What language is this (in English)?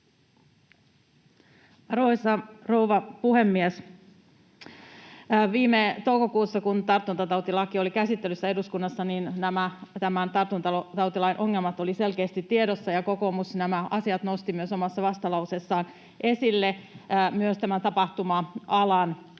Finnish